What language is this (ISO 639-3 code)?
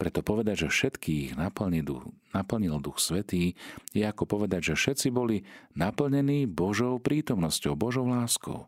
slk